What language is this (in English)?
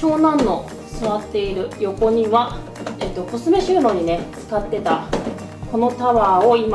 Japanese